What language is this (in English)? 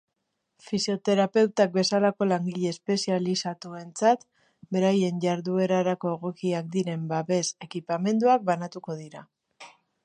Basque